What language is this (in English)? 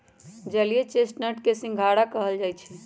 Magahi